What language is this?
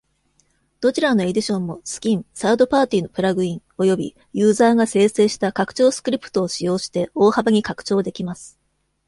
Japanese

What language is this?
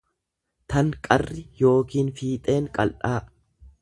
Oromo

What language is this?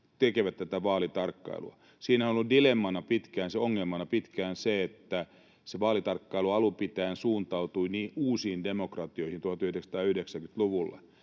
Finnish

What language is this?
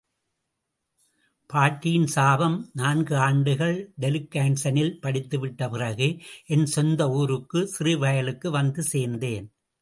Tamil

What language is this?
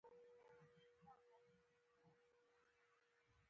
Pashto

